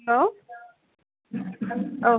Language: Bodo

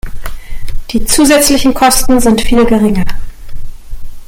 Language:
German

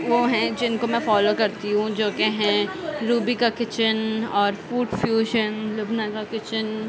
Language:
Urdu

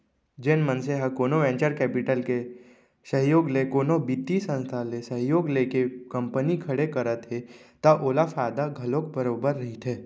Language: Chhattisgarhi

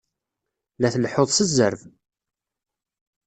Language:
Kabyle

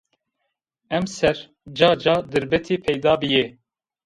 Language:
Zaza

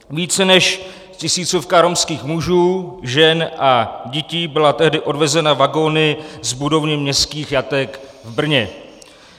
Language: Czech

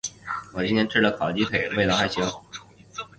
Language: Chinese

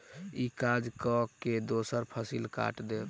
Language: Maithili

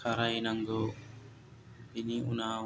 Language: Bodo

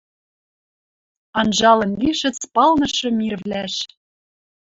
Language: Western Mari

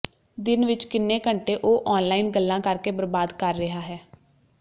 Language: Punjabi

